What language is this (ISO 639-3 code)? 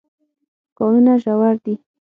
pus